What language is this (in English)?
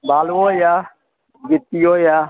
Maithili